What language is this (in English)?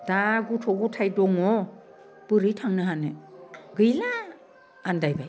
Bodo